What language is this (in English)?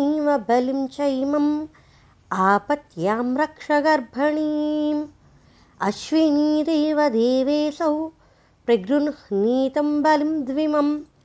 Telugu